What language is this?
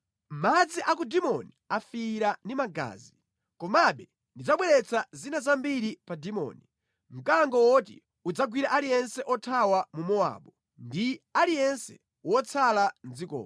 Nyanja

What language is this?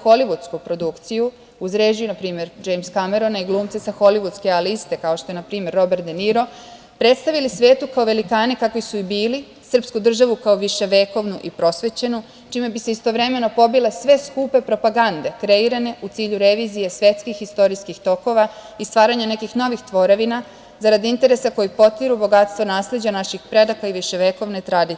Serbian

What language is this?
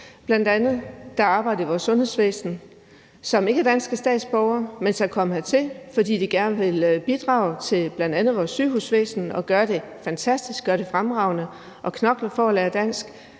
Danish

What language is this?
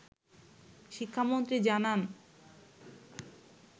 Bangla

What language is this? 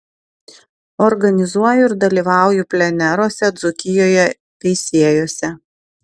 Lithuanian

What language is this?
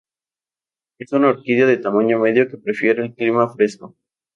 Spanish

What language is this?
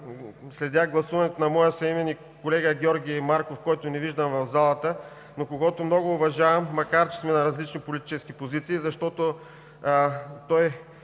Bulgarian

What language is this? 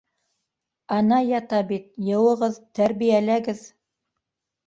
Bashkir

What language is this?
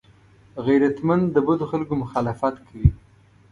Pashto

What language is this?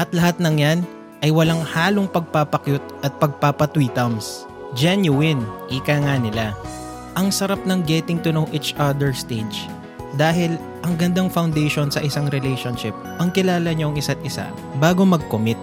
Filipino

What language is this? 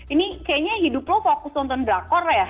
Indonesian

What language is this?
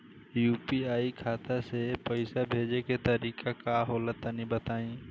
Bhojpuri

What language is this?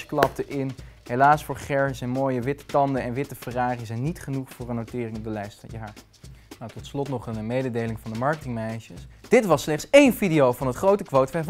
Dutch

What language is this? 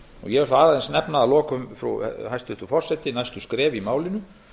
Icelandic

